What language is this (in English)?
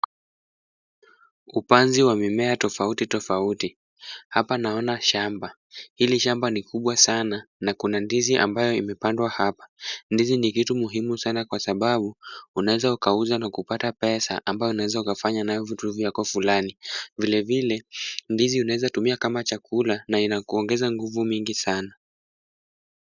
Swahili